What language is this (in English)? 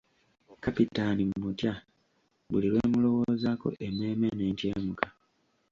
Ganda